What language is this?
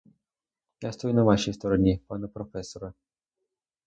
Ukrainian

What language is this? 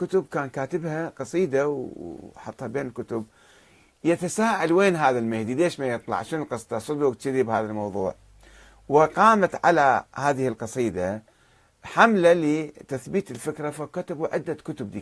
Arabic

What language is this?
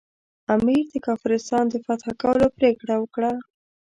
Pashto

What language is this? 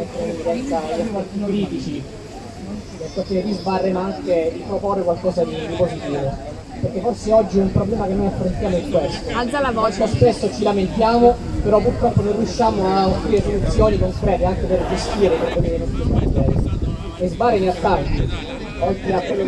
Italian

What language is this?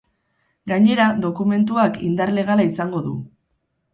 Basque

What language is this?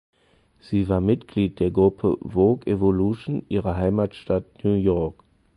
German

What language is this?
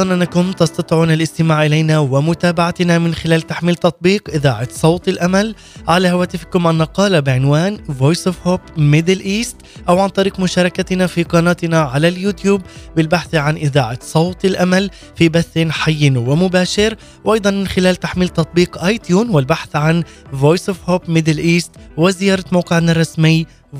Arabic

